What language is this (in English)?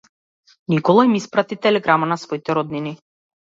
Macedonian